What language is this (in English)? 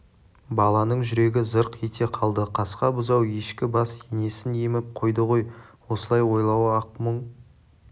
Kazakh